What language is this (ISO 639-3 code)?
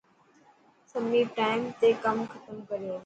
mki